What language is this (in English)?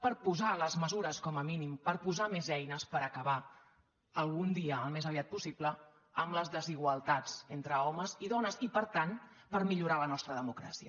Catalan